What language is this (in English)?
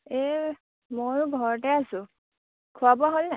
Assamese